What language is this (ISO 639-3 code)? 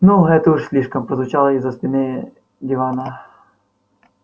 rus